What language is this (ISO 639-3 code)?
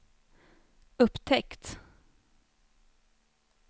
swe